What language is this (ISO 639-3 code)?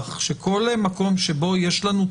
heb